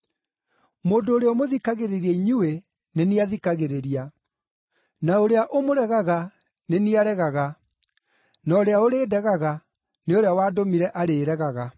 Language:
Kikuyu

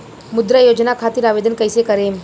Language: Bhojpuri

